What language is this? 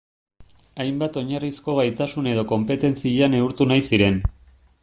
Basque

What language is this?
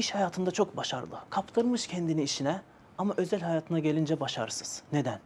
Turkish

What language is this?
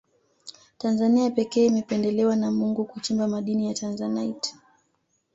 Swahili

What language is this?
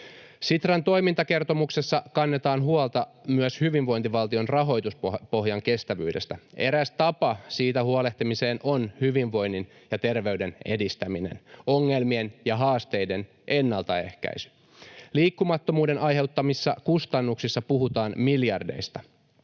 Finnish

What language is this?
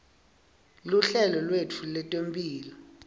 Swati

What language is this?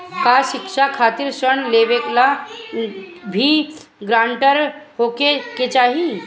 Bhojpuri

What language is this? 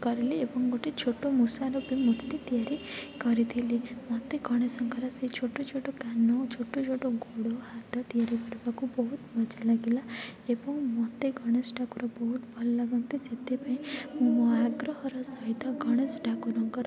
Odia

